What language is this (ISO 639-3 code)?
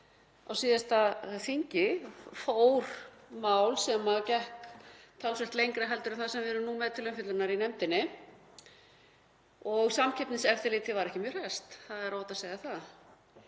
isl